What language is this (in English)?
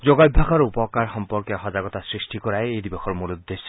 Assamese